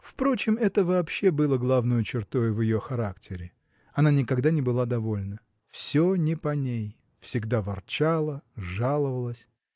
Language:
Russian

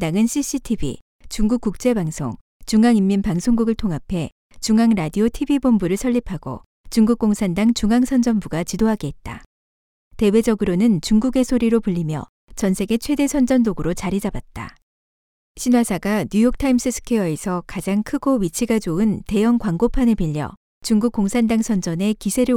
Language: Korean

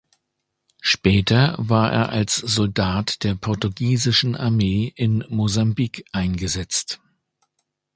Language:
German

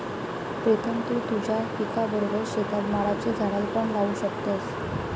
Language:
Marathi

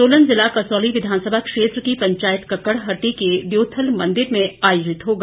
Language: Hindi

